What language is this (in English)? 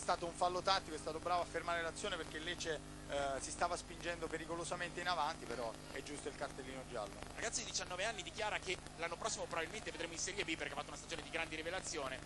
Italian